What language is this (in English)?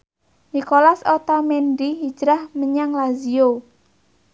Javanese